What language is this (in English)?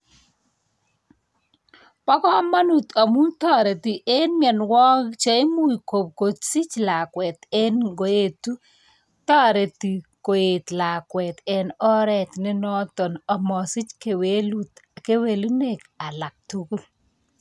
Kalenjin